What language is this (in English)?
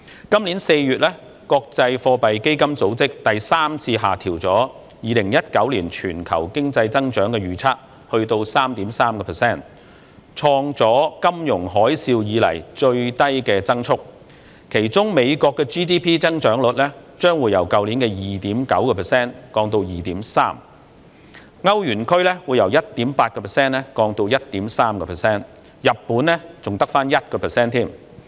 Cantonese